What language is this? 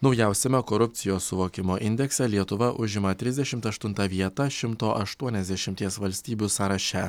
Lithuanian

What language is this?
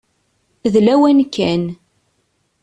Kabyle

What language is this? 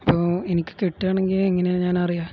Malayalam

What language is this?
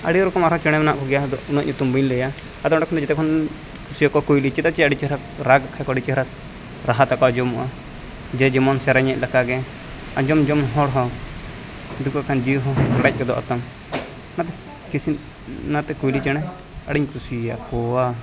Santali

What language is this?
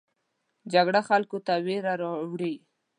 Pashto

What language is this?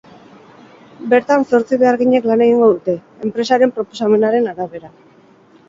Basque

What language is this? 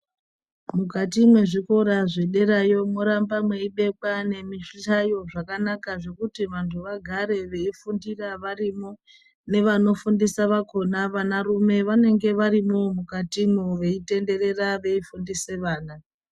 Ndau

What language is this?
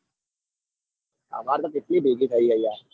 Gujarati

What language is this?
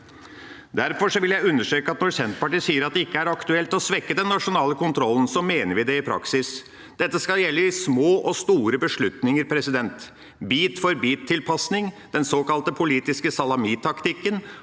Norwegian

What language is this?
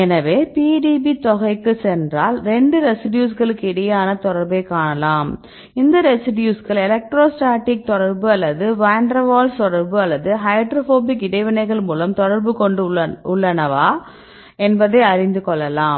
Tamil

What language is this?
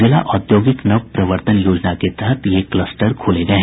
Hindi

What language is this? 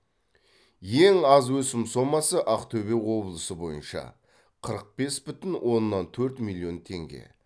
Kazakh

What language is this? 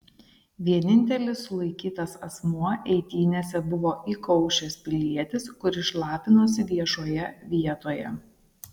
Lithuanian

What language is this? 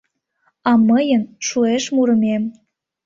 Mari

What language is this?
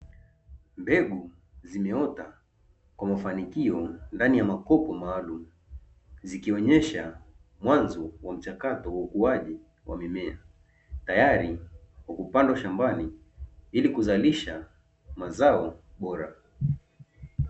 Swahili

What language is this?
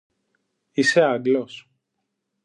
Greek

